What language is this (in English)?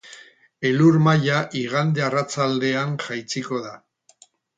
Basque